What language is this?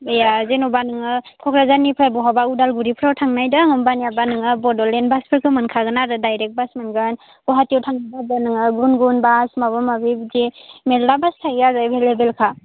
Bodo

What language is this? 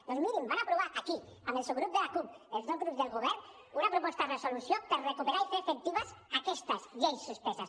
Catalan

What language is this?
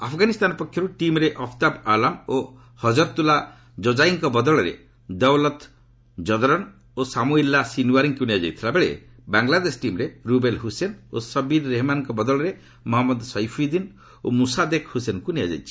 Odia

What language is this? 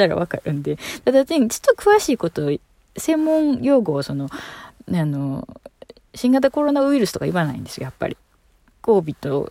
Japanese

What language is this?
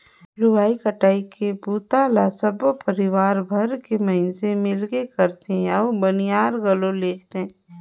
Chhattisgarhi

